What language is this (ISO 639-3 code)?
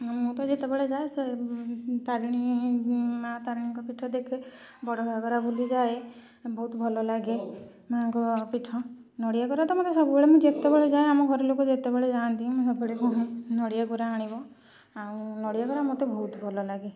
ori